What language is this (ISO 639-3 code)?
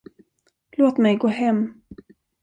swe